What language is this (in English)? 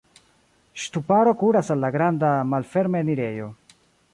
Esperanto